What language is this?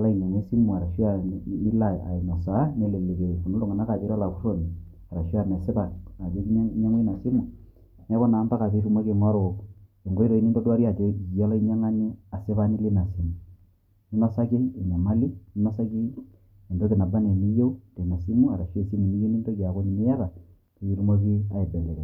Masai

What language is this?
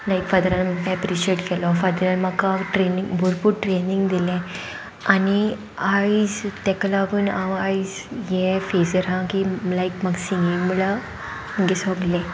Konkani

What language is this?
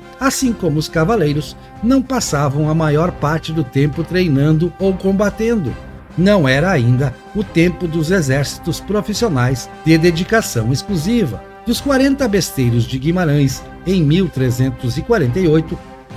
Portuguese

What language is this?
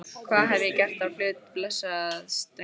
Icelandic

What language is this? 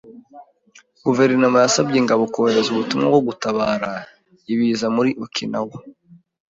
Kinyarwanda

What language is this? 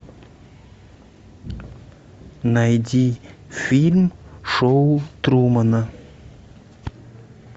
Russian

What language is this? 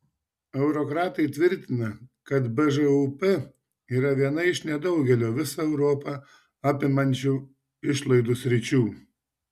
Lithuanian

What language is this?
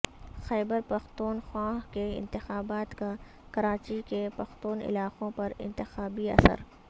Urdu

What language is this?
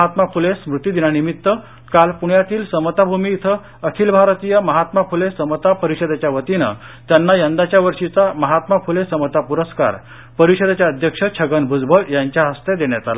Marathi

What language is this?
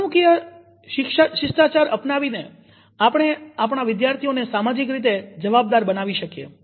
Gujarati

